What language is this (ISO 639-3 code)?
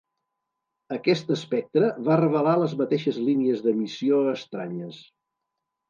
cat